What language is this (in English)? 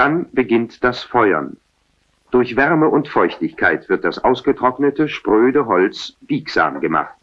German